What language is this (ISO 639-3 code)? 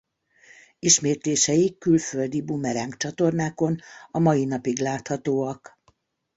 hun